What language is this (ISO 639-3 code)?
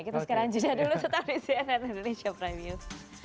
ind